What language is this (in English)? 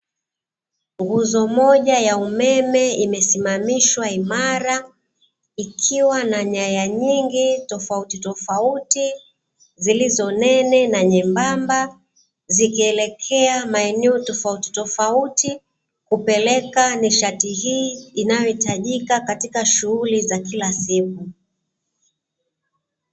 Swahili